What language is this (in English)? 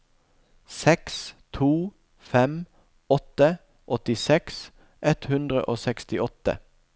Norwegian